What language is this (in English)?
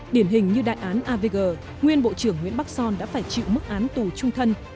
Vietnamese